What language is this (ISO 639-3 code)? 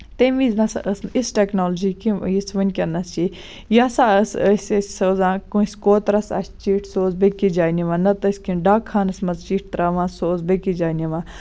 kas